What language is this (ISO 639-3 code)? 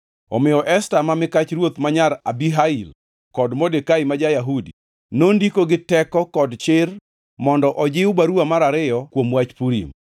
luo